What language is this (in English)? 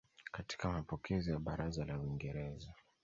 Swahili